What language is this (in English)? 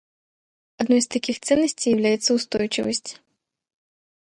Russian